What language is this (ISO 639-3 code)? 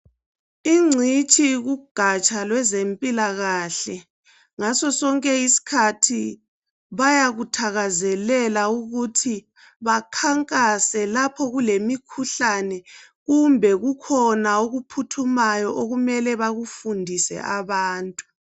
nde